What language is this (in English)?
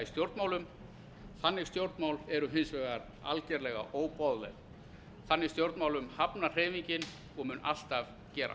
Icelandic